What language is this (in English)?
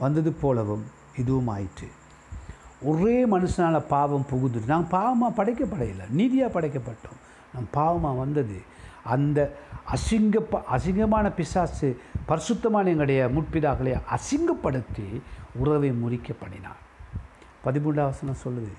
Tamil